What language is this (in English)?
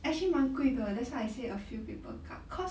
English